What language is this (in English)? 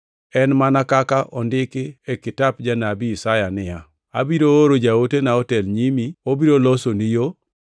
Luo (Kenya and Tanzania)